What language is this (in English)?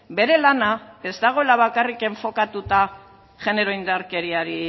Basque